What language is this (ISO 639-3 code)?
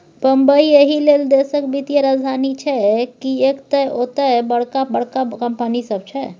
mai